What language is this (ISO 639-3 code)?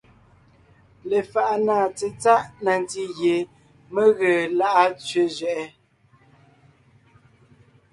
nnh